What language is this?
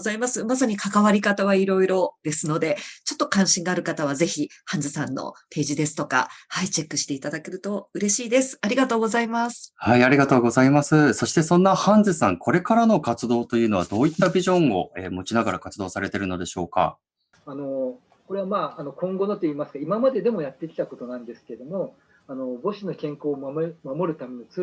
Japanese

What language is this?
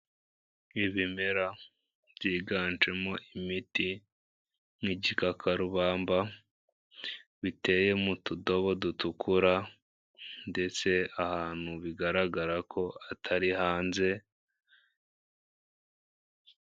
Kinyarwanda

